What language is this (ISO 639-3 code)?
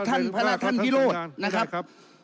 tha